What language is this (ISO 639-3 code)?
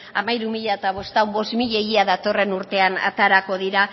eus